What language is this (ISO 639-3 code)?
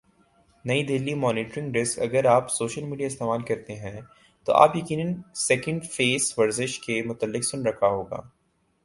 urd